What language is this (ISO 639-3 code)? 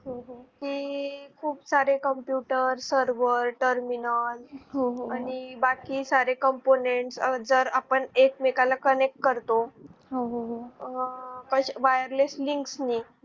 mar